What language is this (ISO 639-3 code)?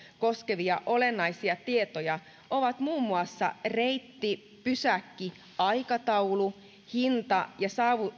fin